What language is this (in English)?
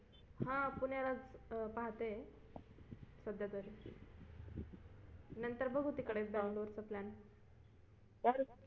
Marathi